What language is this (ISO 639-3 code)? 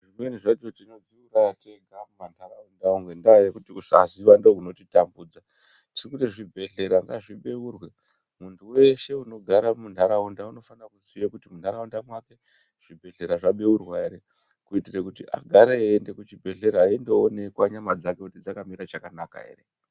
ndc